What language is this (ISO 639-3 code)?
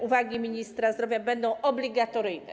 pol